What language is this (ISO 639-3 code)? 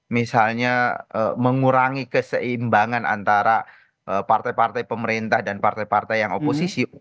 ind